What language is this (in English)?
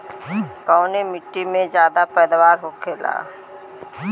Bhojpuri